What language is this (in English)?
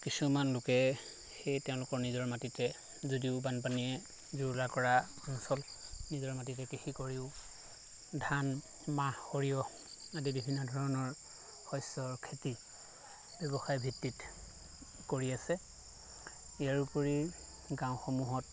Assamese